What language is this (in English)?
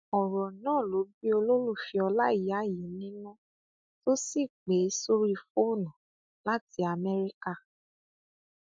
Yoruba